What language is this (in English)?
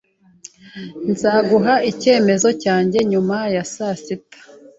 Kinyarwanda